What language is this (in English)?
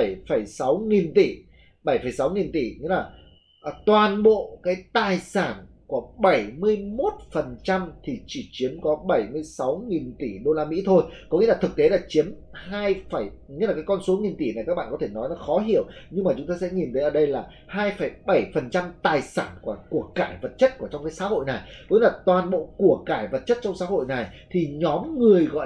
Vietnamese